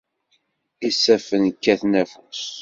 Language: Kabyle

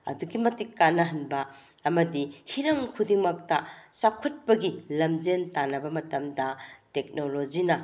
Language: Manipuri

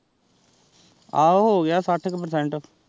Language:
Punjabi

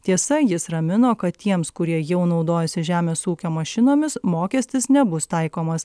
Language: Lithuanian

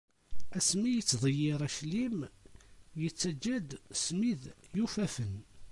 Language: Kabyle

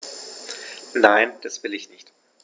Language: German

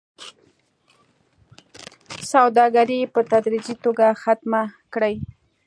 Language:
Pashto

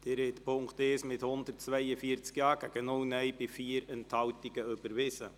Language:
Swiss German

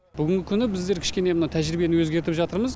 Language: Kazakh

